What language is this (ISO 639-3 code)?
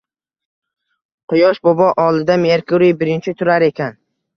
uzb